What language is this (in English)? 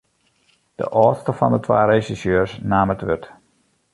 Western Frisian